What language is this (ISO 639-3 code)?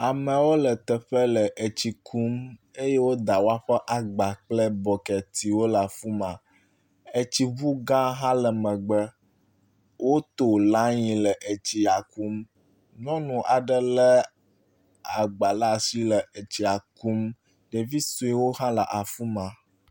ewe